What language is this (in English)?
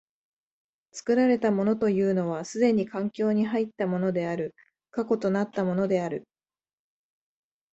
Japanese